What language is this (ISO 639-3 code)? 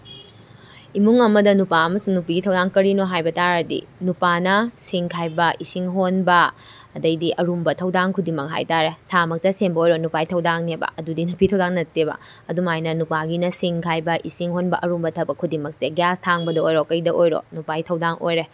mni